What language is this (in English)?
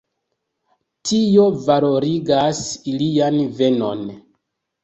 Esperanto